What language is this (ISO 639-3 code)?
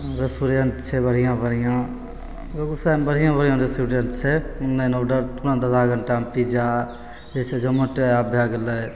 mai